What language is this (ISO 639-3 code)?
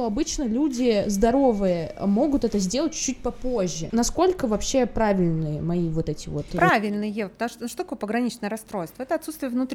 rus